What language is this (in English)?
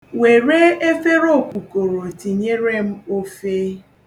Igbo